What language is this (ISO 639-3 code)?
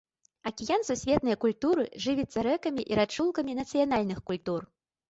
bel